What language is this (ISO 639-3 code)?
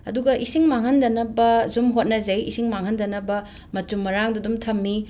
mni